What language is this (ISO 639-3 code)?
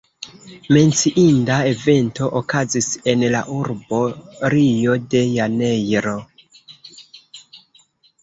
epo